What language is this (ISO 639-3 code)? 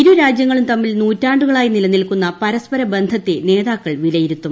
mal